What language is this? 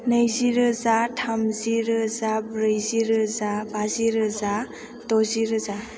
Bodo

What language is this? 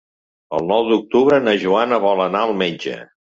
Catalan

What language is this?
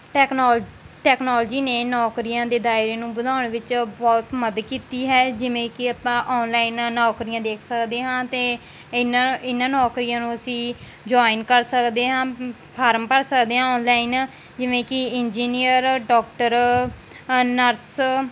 Punjabi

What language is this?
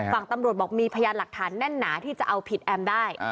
Thai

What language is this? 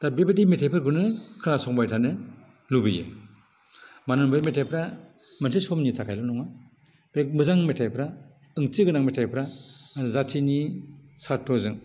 Bodo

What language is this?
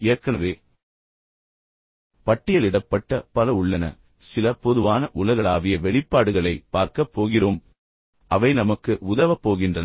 Tamil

